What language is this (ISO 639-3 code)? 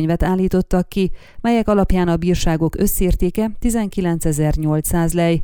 hun